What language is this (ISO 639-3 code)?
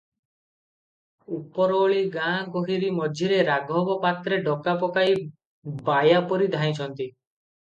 ori